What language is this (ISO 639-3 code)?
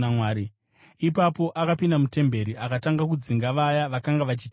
sna